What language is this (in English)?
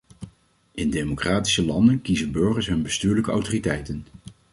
Dutch